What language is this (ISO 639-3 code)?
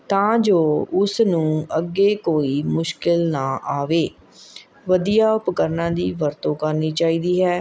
pan